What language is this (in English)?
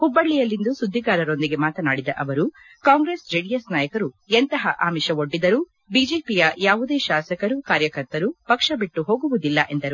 Kannada